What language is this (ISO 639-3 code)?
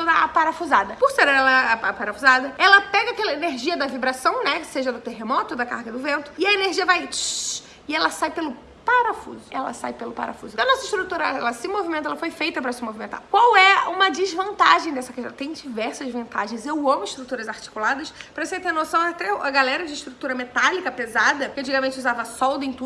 por